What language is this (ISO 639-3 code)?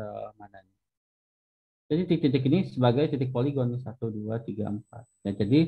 ind